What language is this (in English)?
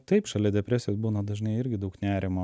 Lithuanian